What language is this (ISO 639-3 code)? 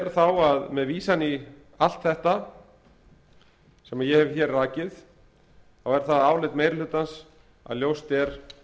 isl